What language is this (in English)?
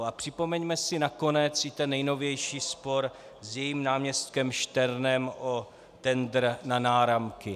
Czech